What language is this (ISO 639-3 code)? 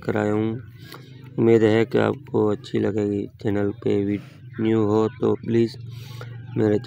hin